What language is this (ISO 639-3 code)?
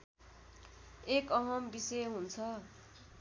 nep